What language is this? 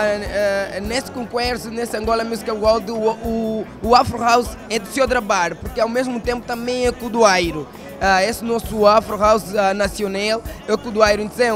Portuguese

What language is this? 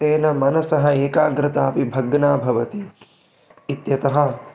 Sanskrit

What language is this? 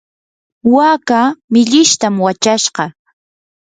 Yanahuanca Pasco Quechua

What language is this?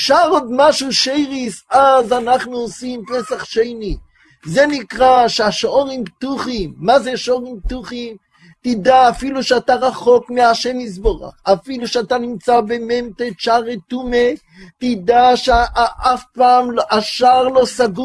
Hebrew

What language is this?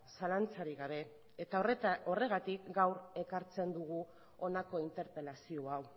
Basque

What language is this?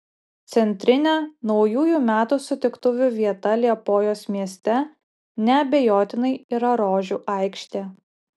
Lithuanian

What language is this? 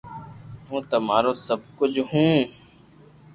Loarki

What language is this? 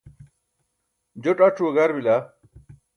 Burushaski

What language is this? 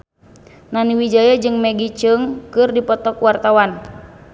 Sundanese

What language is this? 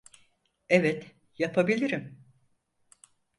Turkish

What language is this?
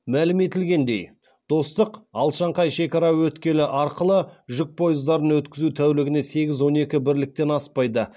Kazakh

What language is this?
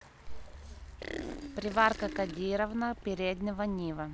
Russian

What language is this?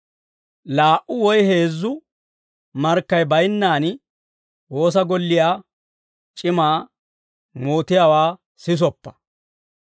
Dawro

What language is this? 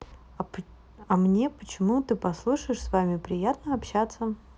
Russian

